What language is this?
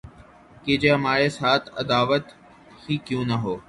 Urdu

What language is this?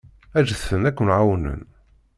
Kabyle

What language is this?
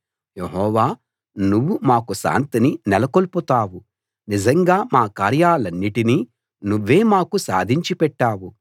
Telugu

